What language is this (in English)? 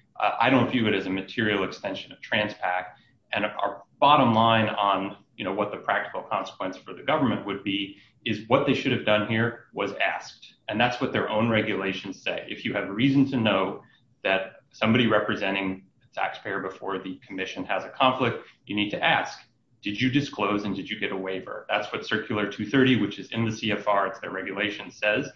English